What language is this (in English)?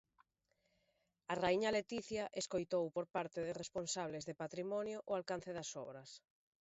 Galician